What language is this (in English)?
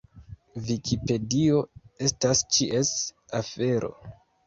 Esperanto